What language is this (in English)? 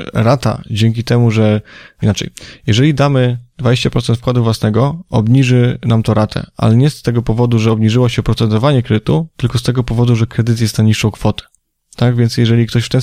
Polish